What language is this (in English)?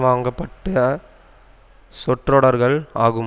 Tamil